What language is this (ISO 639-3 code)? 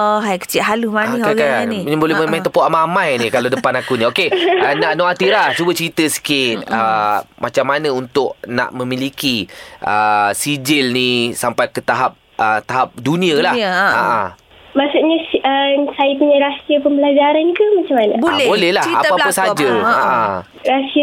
msa